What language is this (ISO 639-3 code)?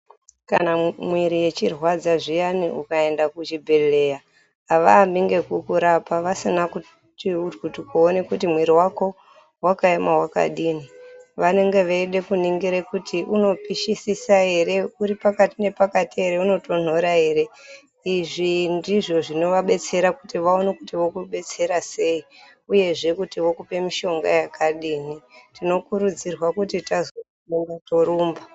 ndc